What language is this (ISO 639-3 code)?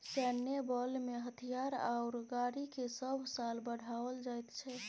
mai